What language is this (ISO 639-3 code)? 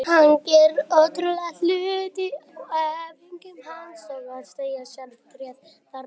isl